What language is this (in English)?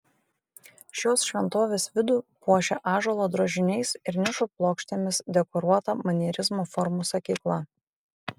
Lithuanian